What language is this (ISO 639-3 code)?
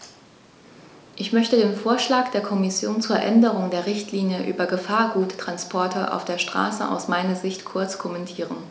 deu